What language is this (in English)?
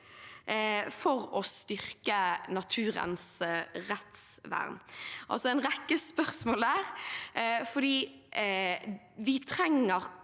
Norwegian